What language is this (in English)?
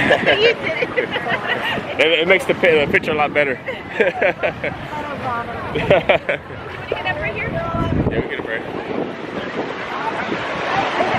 English